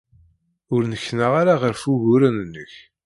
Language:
Kabyle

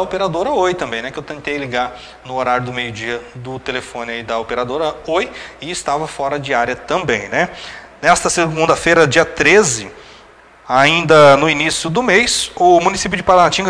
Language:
Portuguese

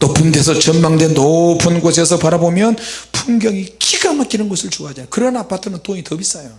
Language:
Korean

